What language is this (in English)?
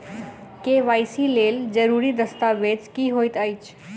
Maithili